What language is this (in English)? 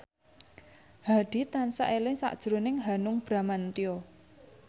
Javanese